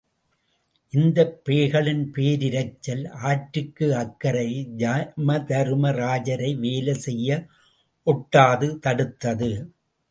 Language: Tamil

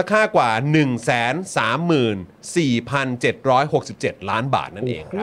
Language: Thai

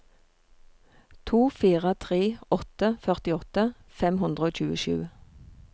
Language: Norwegian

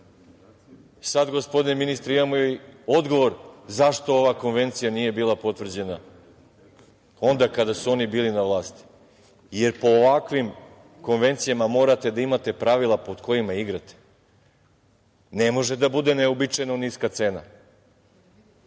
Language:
Serbian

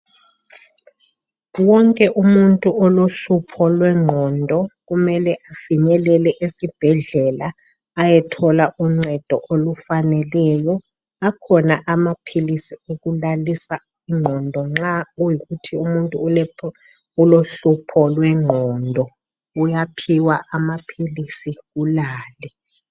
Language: North Ndebele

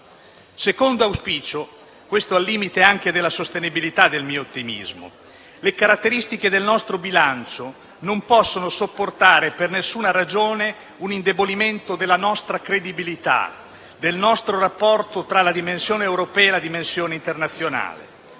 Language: Italian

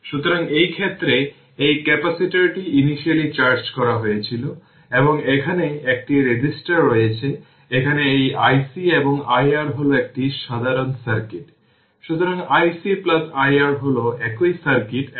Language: Bangla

